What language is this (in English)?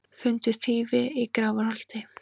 Icelandic